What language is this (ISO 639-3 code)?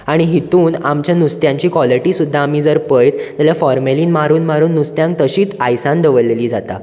kok